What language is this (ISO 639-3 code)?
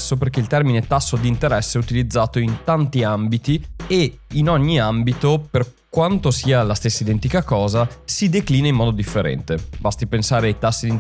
ita